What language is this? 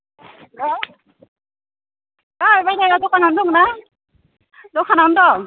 Bodo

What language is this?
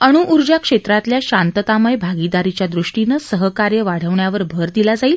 Marathi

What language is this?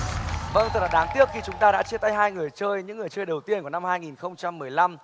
Vietnamese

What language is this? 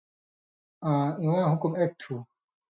Indus Kohistani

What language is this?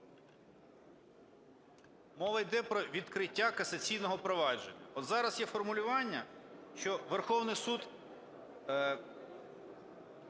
Ukrainian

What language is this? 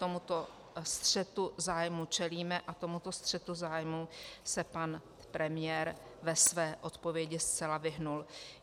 Czech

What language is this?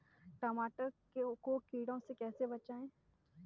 Hindi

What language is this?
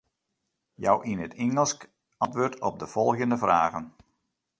Western Frisian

